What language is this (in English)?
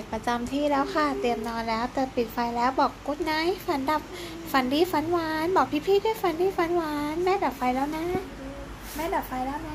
Thai